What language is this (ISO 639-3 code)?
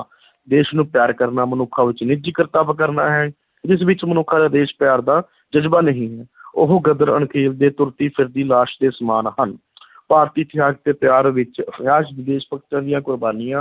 pan